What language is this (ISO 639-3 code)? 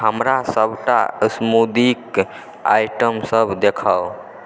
mai